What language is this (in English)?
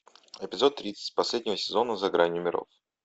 Russian